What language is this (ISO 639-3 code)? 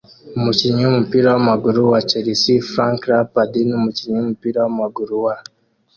kin